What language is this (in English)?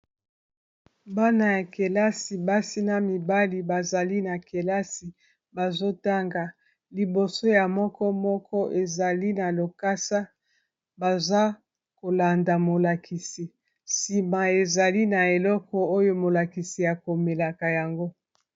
Lingala